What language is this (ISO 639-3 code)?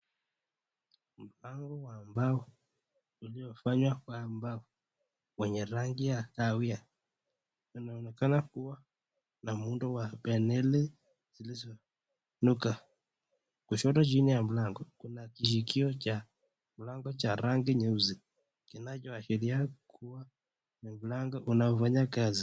swa